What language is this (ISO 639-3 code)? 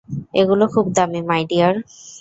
ben